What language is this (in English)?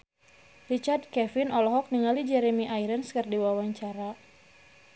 Sundanese